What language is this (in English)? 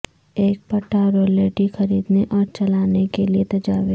Urdu